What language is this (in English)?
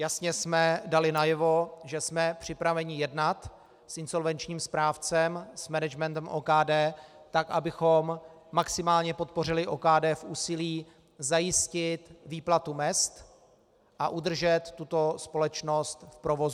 Czech